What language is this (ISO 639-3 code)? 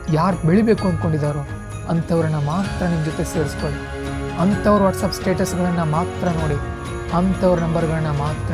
kan